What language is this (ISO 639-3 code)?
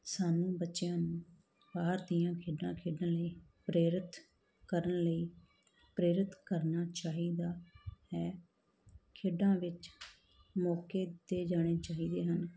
pan